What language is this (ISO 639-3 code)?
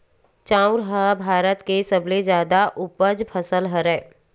hne